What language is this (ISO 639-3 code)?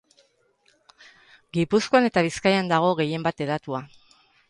eus